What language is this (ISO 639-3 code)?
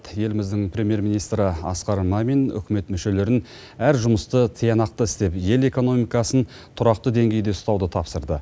kaz